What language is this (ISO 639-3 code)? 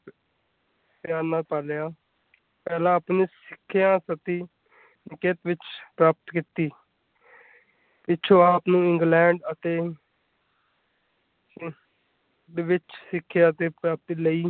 pan